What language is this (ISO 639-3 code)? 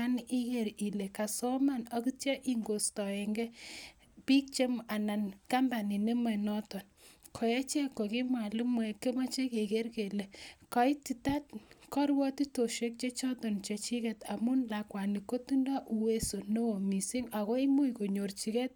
kln